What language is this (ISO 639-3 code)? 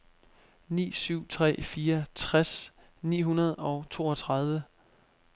dan